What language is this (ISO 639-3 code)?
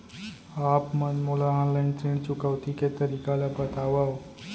hne